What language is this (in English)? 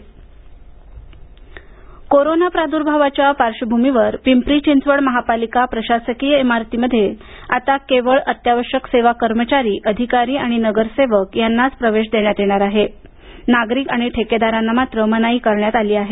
Marathi